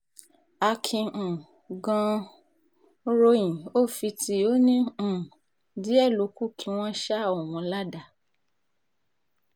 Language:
Yoruba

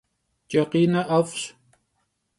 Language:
Kabardian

